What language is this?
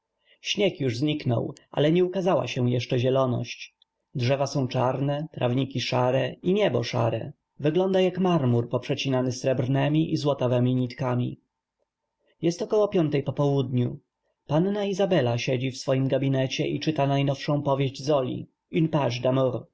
Polish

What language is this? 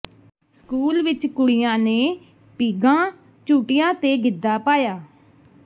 Punjabi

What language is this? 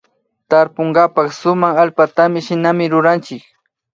Imbabura Highland Quichua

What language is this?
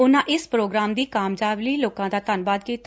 Punjabi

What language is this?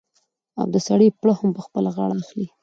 Pashto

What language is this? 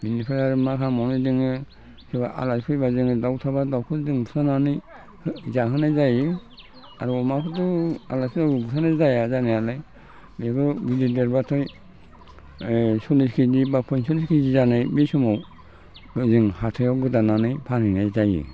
Bodo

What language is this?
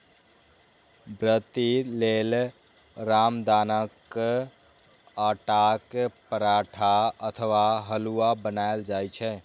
Maithili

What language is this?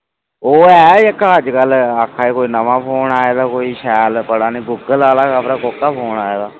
Dogri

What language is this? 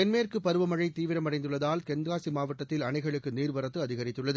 Tamil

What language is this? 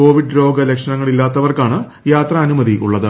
Malayalam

